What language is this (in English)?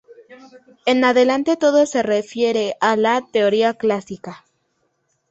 Spanish